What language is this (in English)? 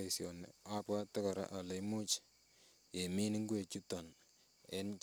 Kalenjin